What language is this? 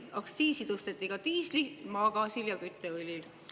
Estonian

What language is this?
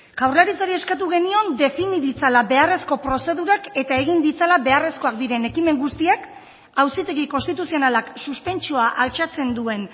Basque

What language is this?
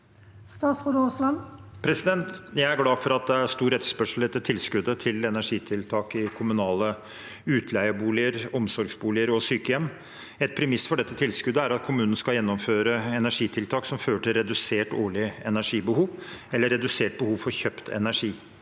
Norwegian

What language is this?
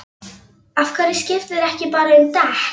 Icelandic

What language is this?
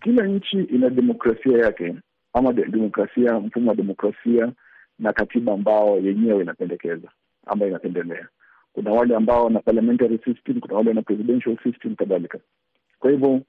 Swahili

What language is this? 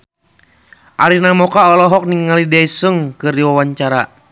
Sundanese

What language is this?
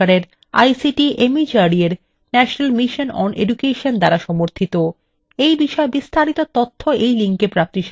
Bangla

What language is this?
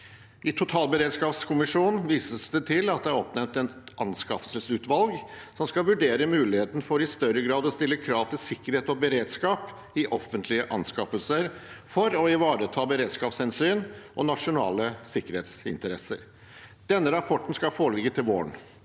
Norwegian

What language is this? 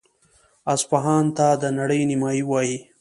Pashto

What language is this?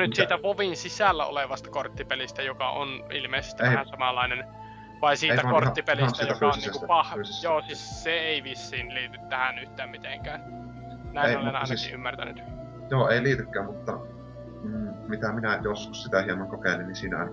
Finnish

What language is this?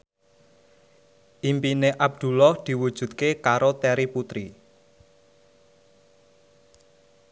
Javanese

